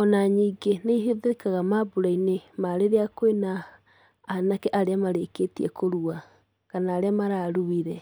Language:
Kikuyu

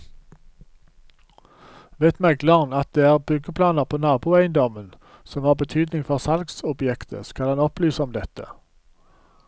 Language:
Norwegian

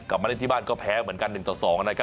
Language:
Thai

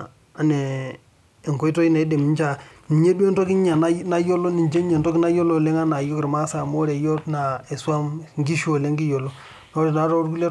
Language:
Masai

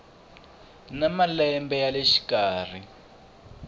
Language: Tsonga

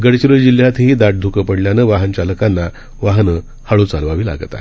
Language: Marathi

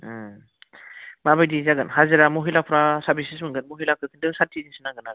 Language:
Bodo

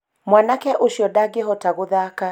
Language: Kikuyu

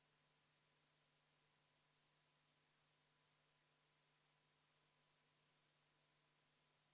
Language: Estonian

